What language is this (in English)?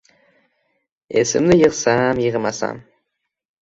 Uzbek